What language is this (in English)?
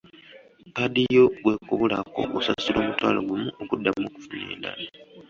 Ganda